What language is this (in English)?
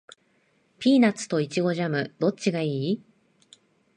Japanese